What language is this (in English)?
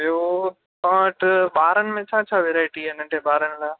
Sindhi